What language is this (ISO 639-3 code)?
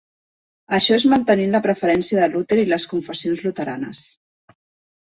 cat